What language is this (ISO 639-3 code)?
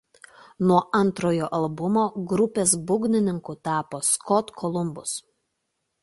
lit